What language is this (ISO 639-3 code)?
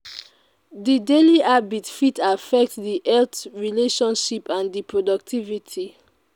pcm